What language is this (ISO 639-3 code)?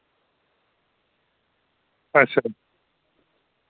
doi